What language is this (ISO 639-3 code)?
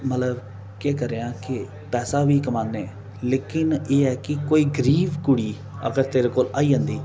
doi